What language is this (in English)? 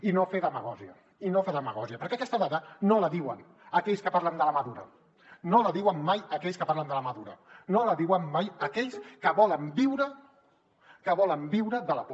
Catalan